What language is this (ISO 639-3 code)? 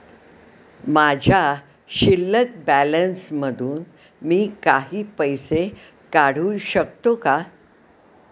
mar